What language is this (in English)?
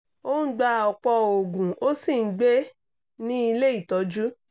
Yoruba